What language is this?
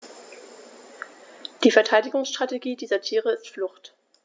German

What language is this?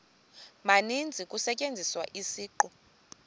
Xhosa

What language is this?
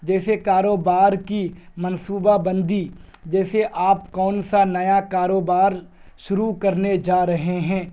Urdu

